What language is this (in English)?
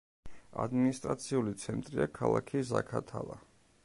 Georgian